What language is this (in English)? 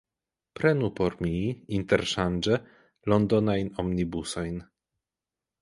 Esperanto